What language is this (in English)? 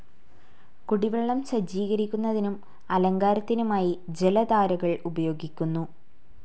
Malayalam